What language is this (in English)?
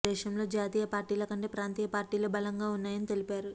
Telugu